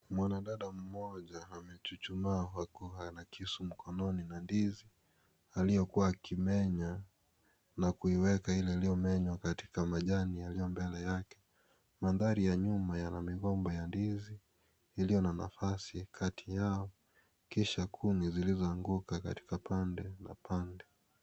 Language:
Swahili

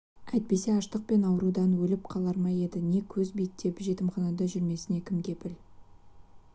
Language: Kazakh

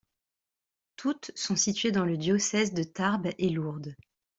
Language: French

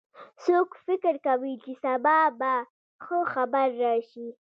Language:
Pashto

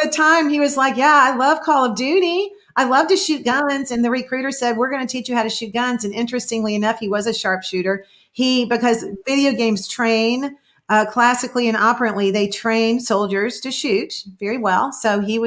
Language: English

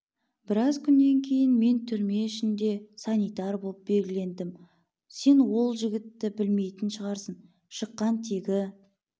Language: Kazakh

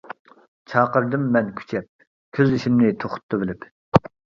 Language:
Uyghur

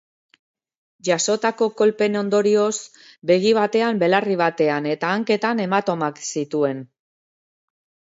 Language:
Basque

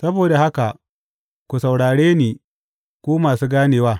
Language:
Hausa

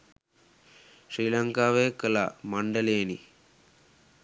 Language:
Sinhala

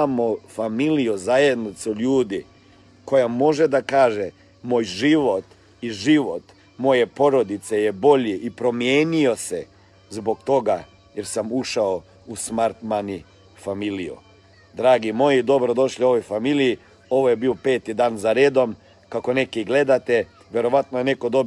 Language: Croatian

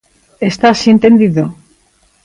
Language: Galician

